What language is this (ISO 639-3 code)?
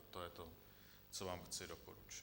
ces